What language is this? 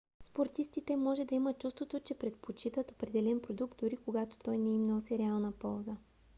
Bulgarian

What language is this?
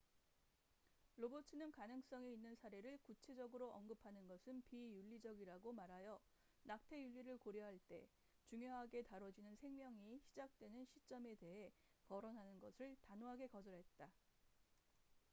Korean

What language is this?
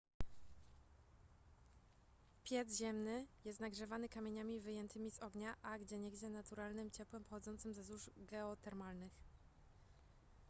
Polish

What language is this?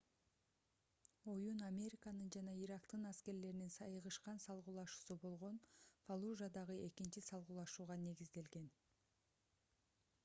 Kyrgyz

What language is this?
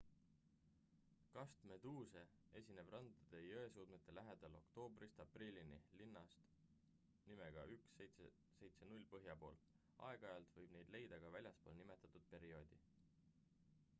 Estonian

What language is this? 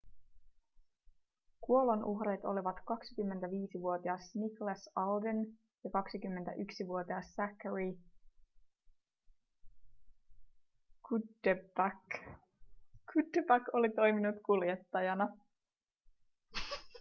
Finnish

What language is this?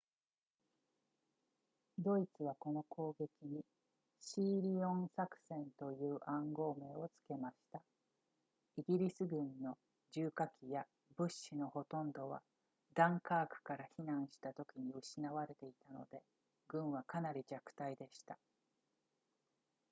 Japanese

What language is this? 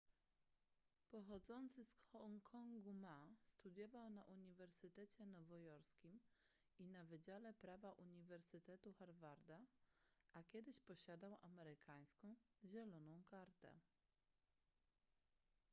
Polish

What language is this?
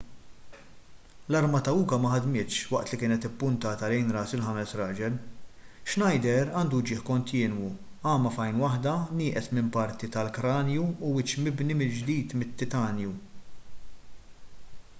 Maltese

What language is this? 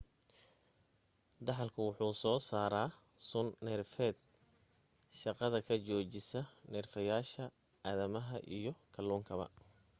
Somali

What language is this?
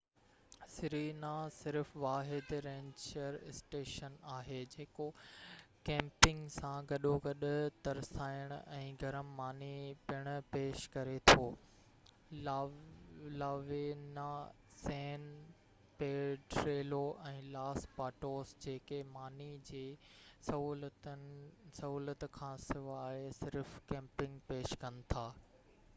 Sindhi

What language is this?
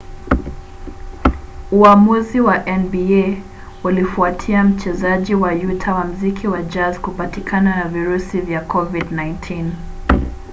Swahili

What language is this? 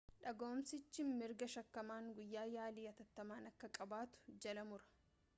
Oromo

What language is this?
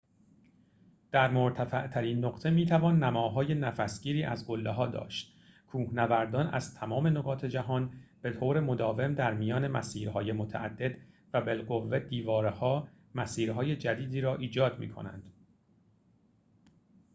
Persian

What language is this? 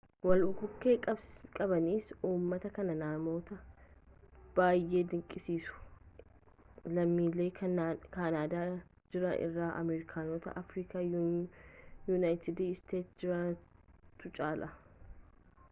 Oromo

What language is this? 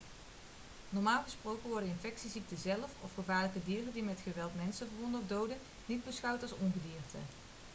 Dutch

